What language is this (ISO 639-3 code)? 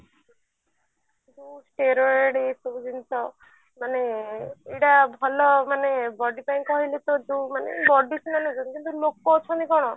ori